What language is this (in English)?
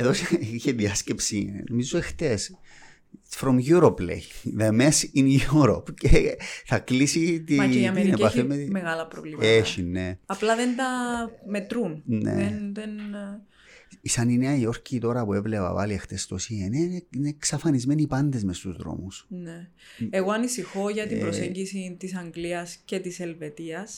Greek